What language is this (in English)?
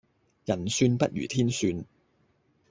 Cantonese